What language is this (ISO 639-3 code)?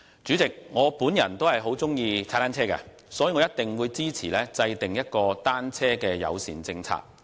yue